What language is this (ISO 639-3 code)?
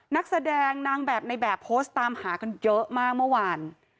tha